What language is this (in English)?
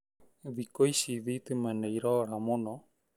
Kikuyu